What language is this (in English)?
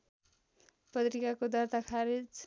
Nepali